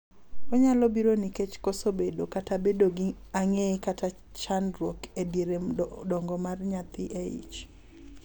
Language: Luo (Kenya and Tanzania)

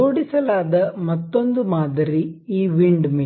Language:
Kannada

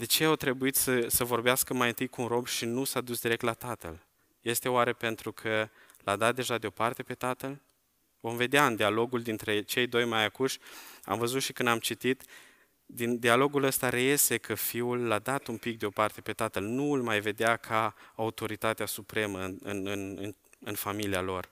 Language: Romanian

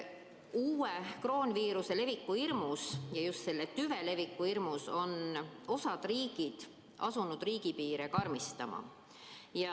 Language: Estonian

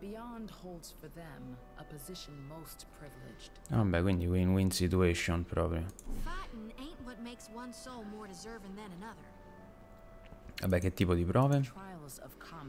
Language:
Italian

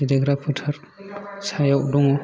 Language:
Bodo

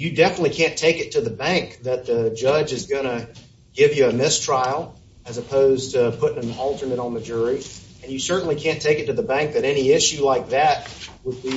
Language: English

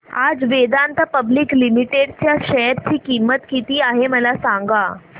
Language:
Marathi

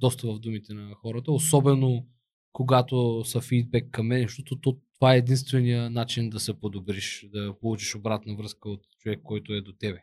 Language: Bulgarian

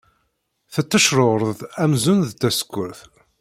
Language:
Kabyle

